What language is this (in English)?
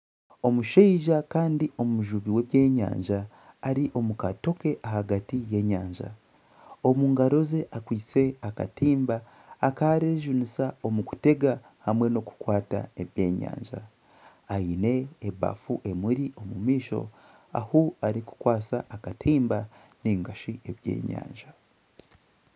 Nyankole